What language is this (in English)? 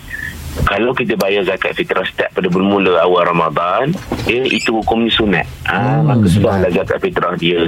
Malay